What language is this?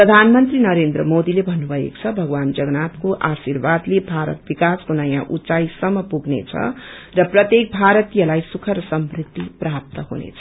Nepali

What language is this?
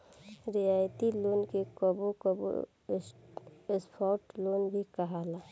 Bhojpuri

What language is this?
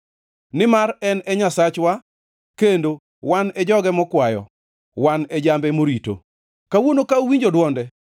Luo (Kenya and Tanzania)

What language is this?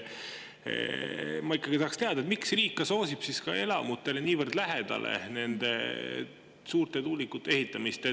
Estonian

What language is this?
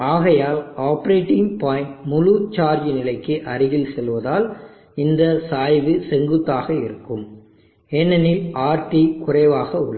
Tamil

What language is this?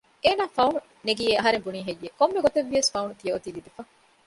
Divehi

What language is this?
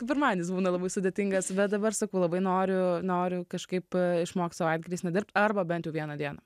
Lithuanian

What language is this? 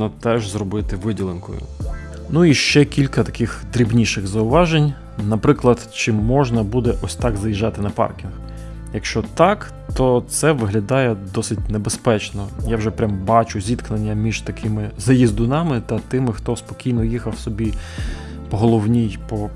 Ukrainian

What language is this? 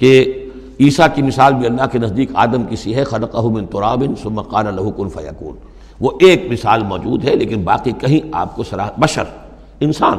Urdu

